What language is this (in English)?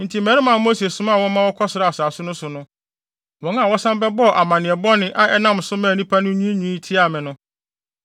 Akan